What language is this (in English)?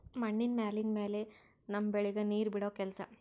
Kannada